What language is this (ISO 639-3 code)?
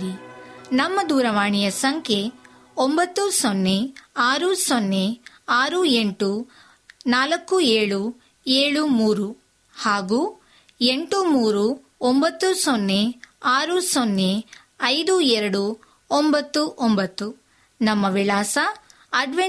kan